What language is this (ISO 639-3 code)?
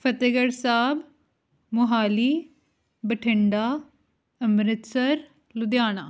pan